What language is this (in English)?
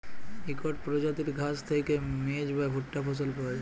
Bangla